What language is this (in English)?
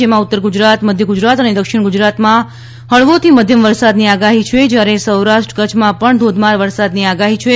Gujarati